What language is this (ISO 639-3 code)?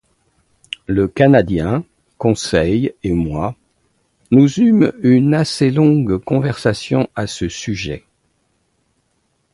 fra